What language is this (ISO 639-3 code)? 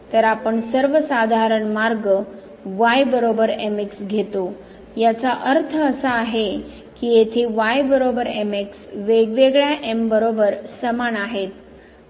mar